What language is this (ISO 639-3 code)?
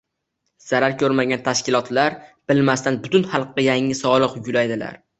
uzb